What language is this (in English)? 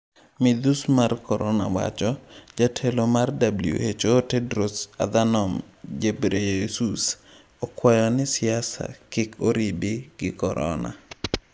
Luo (Kenya and Tanzania)